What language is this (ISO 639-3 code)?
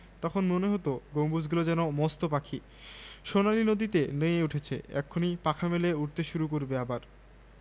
ben